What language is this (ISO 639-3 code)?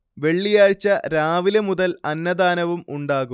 mal